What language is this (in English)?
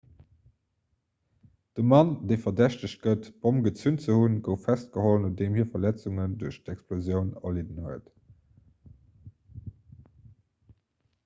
Luxembourgish